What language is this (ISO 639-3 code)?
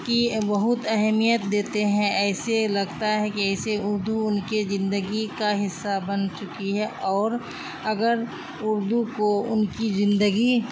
urd